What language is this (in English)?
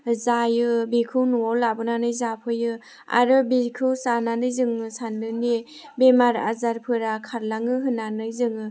Bodo